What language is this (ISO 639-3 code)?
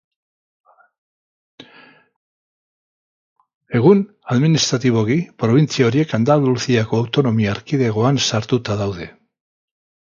eus